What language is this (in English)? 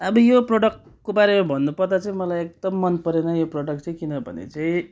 Nepali